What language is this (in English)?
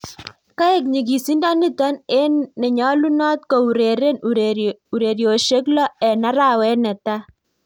Kalenjin